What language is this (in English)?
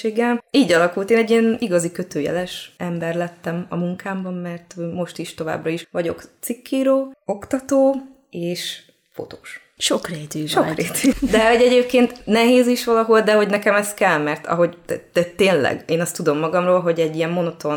Hungarian